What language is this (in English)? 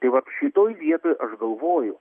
Lithuanian